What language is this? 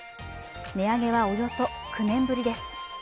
Japanese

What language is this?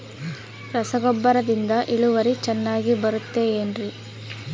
Kannada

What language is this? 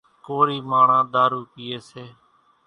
Kachi Koli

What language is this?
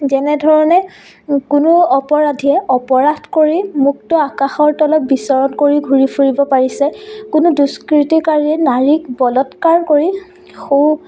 Assamese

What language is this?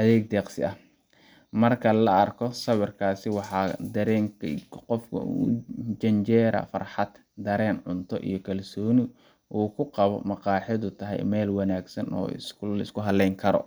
Somali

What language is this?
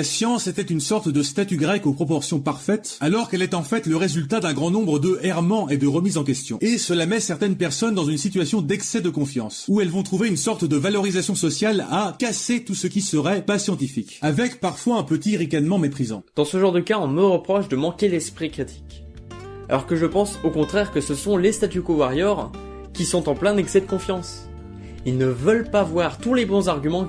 French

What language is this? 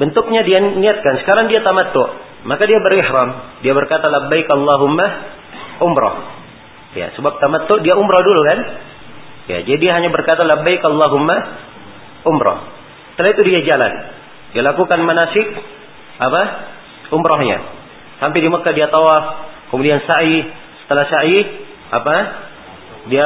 Malay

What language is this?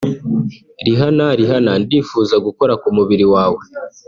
Kinyarwanda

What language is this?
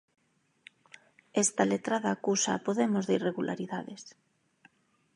Galician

